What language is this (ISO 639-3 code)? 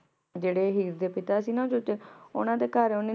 pan